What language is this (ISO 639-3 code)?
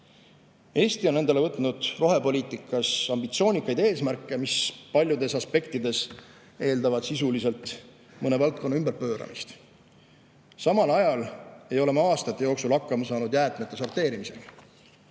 est